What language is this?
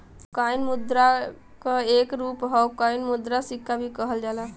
Bhojpuri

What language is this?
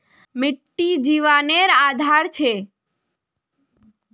Magahi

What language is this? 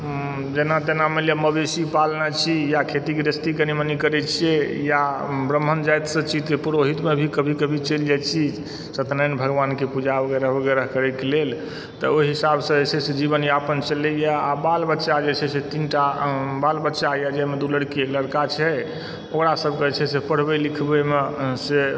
Maithili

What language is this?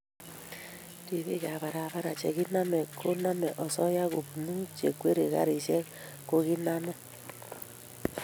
Kalenjin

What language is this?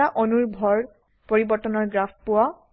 Assamese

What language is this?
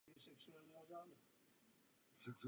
Czech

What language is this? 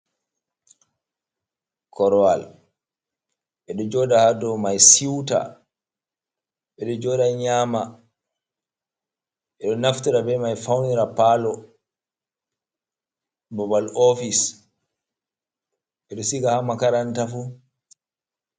Fula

